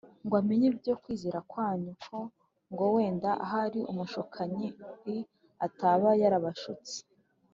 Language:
Kinyarwanda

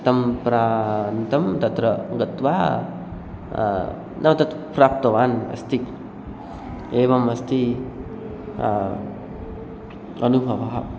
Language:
Sanskrit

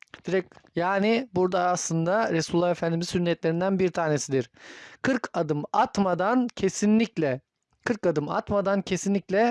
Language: Turkish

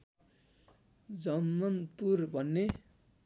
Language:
Nepali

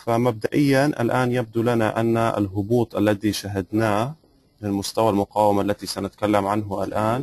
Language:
Arabic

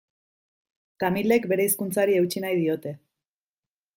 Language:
Basque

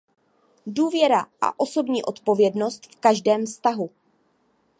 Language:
Czech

